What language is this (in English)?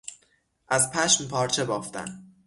Persian